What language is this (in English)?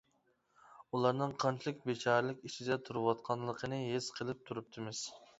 Uyghur